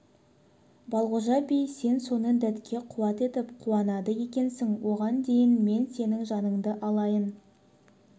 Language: Kazakh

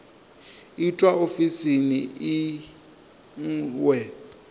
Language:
Venda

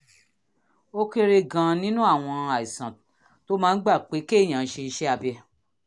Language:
Yoruba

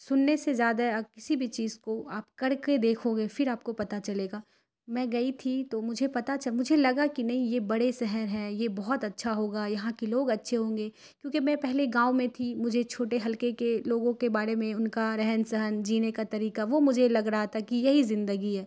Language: Urdu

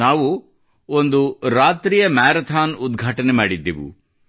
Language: Kannada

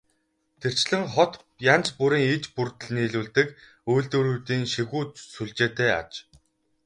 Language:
Mongolian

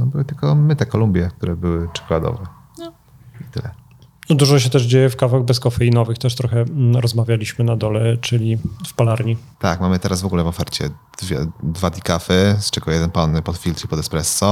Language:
Polish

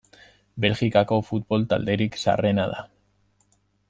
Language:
Basque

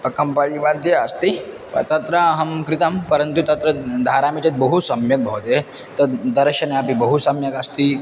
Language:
Sanskrit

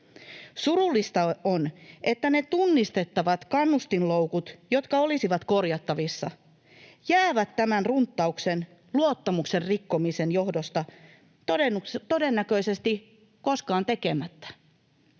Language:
Finnish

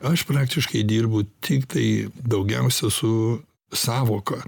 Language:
Lithuanian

